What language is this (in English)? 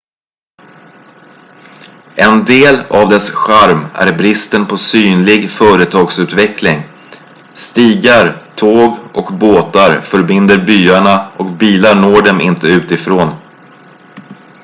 Swedish